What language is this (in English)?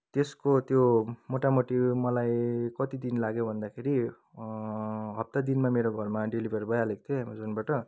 Nepali